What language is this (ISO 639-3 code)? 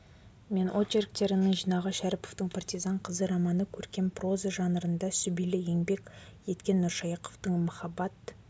kaz